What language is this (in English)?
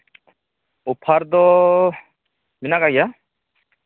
Santali